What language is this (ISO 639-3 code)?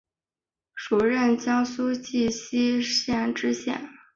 zho